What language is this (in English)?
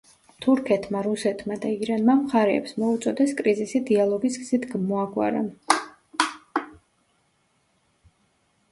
Georgian